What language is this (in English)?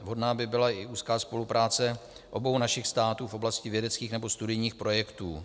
Czech